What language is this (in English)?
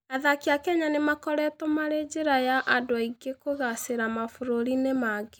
Kikuyu